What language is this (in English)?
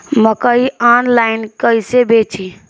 Bhojpuri